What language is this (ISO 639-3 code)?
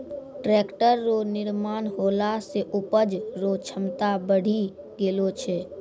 mai